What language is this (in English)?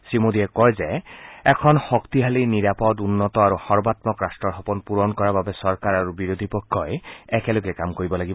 Assamese